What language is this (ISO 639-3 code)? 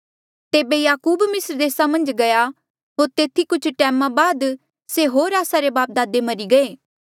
mjl